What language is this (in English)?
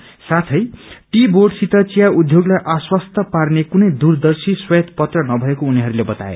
Nepali